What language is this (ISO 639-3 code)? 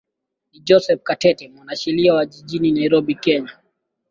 swa